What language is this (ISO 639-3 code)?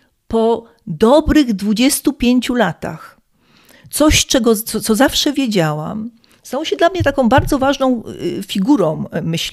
pol